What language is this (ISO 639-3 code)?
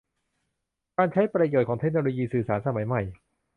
tha